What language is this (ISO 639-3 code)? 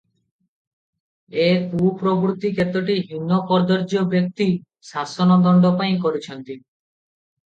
ori